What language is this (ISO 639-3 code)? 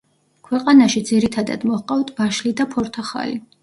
kat